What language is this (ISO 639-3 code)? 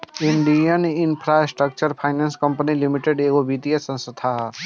bho